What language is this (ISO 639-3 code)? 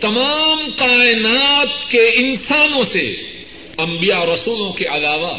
urd